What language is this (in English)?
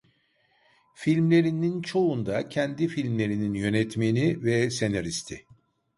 Turkish